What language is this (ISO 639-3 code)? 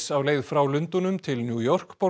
isl